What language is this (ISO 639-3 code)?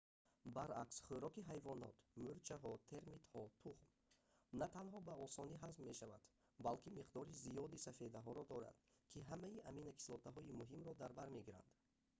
tgk